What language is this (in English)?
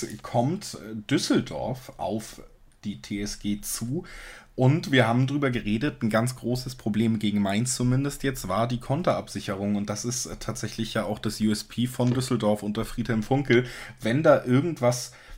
German